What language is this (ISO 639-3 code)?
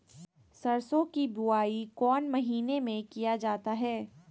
mag